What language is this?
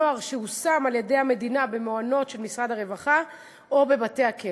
Hebrew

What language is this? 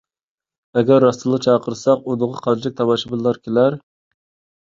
Uyghur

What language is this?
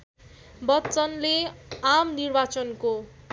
Nepali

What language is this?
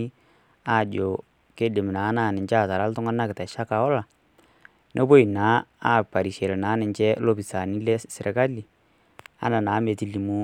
Masai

